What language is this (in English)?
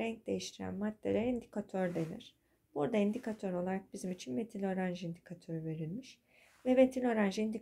Turkish